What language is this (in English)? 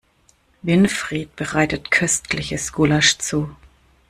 German